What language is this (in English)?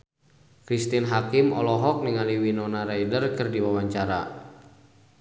Sundanese